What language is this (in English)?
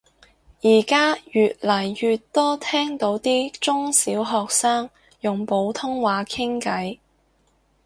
Cantonese